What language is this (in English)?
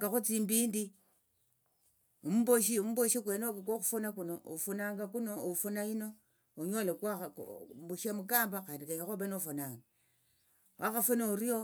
Tsotso